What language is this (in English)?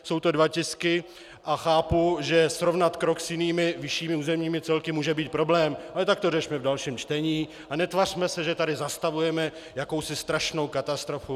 Czech